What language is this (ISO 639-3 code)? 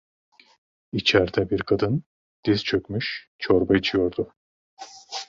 tur